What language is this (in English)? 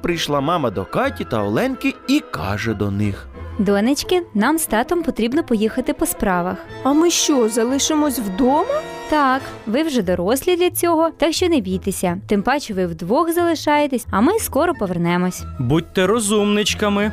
Ukrainian